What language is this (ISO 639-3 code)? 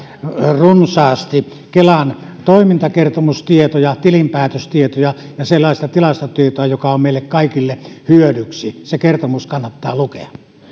fin